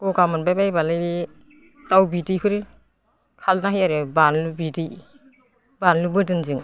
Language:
Bodo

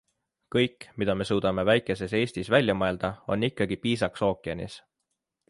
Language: Estonian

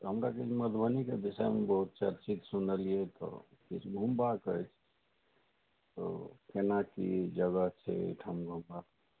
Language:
Maithili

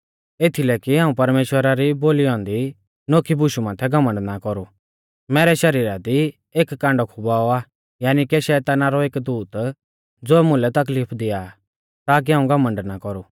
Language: Mahasu Pahari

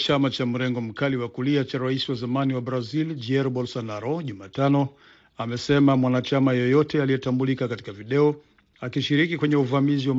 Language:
Swahili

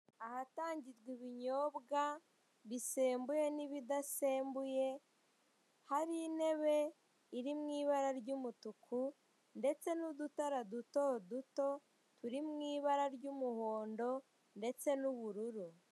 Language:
Kinyarwanda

